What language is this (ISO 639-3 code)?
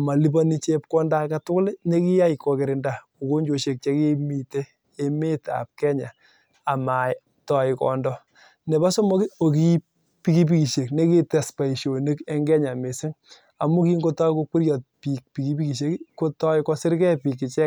kln